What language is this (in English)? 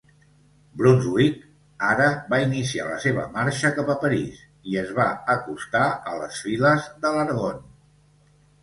Catalan